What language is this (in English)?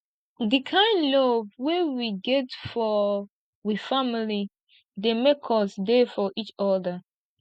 Nigerian Pidgin